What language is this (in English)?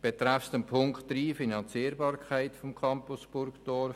Swiss German